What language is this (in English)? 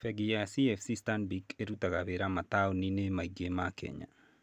Kikuyu